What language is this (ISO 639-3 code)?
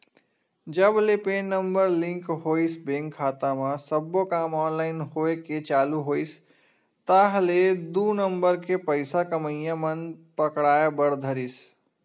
hne